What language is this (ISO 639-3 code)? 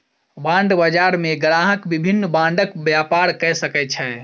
mai